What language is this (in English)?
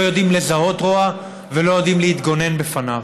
Hebrew